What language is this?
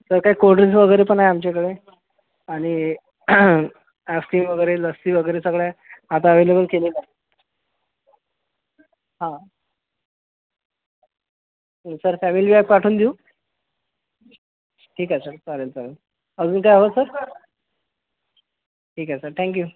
Marathi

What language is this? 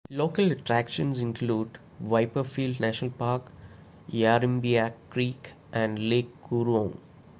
English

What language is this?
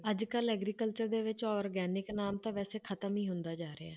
Punjabi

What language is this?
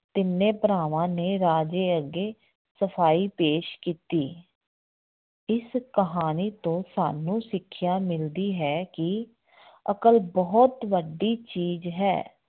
Punjabi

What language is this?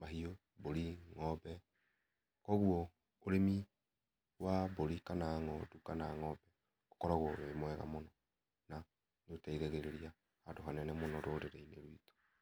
Kikuyu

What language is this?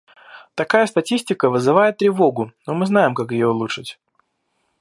Russian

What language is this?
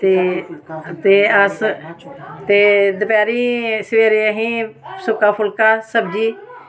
Dogri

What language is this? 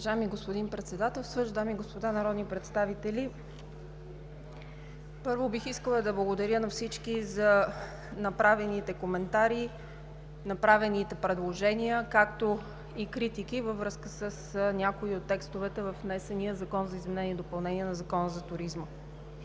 Bulgarian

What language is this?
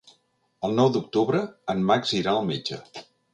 Catalan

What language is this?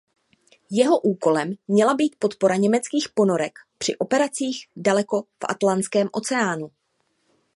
Czech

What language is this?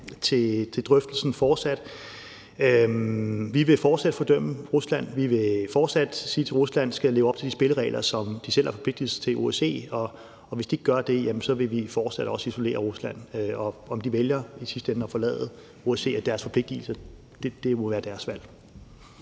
Danish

